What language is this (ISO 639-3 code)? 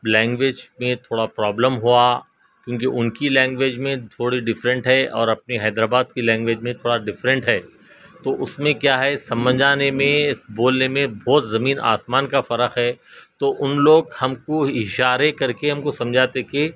urd